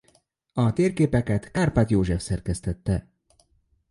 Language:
Hungarian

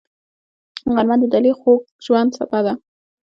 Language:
Pashto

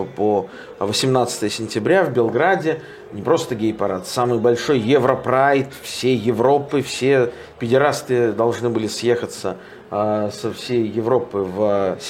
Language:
Russian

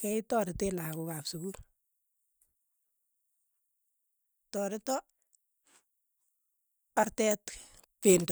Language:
Keiyo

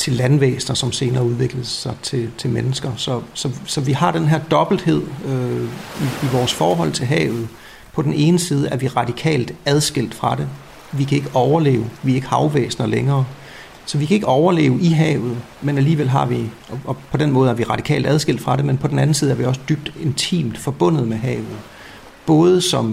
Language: Danish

